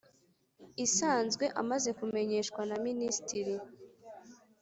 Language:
Kinyarwanda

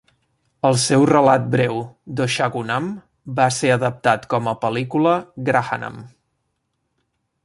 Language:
Catalan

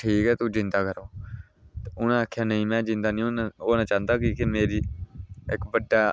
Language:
Dogri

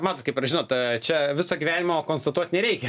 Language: Lithuanian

